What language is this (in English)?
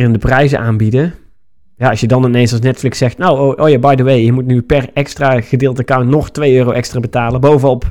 Dutch